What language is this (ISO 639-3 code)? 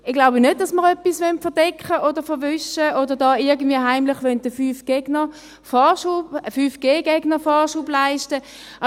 gsw